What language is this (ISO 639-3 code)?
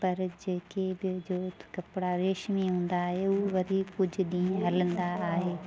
snd